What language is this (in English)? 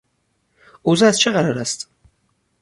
Persian